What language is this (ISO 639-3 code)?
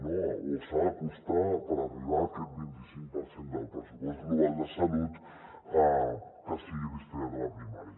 cat